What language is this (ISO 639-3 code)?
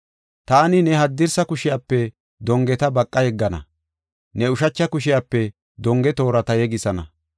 gof